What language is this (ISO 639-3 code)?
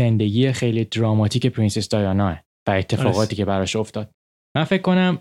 fas